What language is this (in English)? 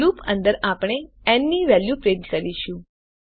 Gujarati